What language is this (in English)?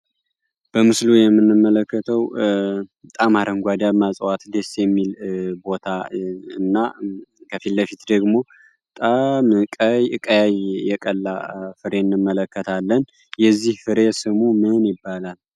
Amharic